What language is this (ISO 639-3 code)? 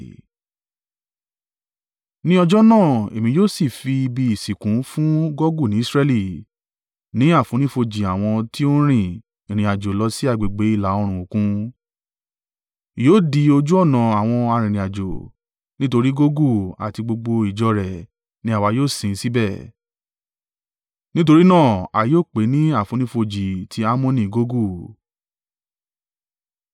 yor